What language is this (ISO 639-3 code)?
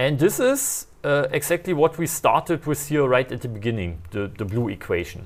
eng